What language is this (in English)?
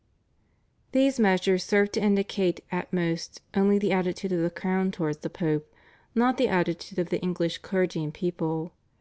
English